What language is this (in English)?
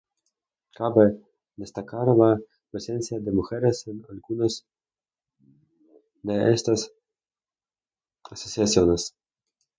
Spanish